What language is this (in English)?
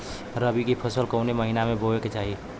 Bhojpuri